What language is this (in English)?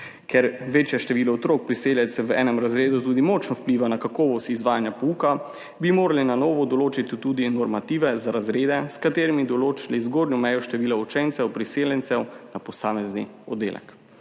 Slovenian